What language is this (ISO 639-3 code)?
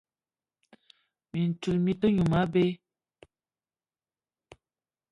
eto